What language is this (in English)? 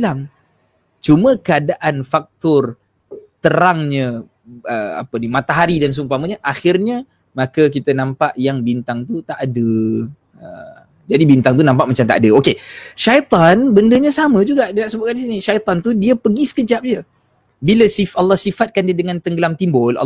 Malay